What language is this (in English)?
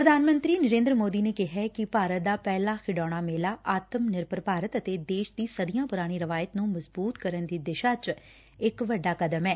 Punjabi